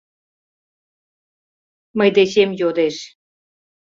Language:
Mari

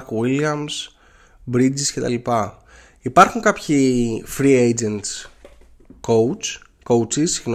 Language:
Greek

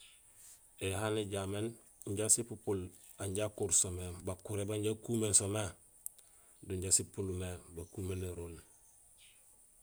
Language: Gusilay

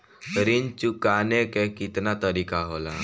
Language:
Bhojpuri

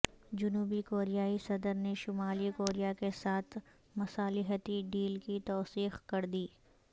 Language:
Urdu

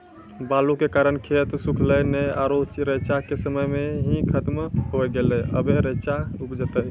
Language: Maithili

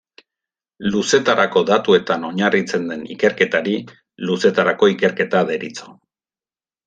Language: Basque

